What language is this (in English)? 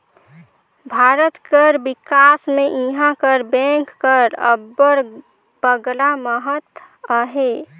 Chhattisgarhi